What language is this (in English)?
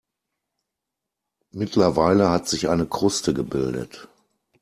German